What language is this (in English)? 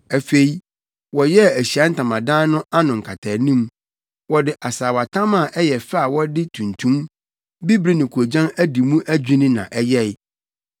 Akan